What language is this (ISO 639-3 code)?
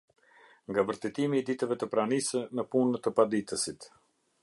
sqi